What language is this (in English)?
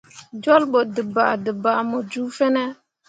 Mundang